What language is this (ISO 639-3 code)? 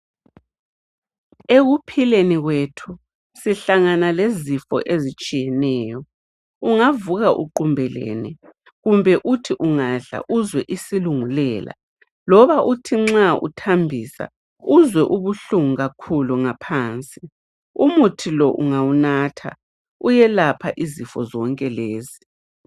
nde